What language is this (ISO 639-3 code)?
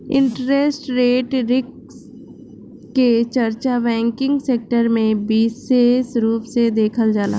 bho